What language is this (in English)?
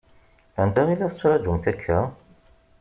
Kabyle